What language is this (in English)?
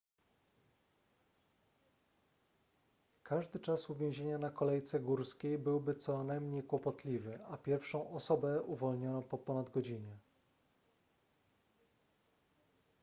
Polish